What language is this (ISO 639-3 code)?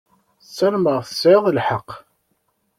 kab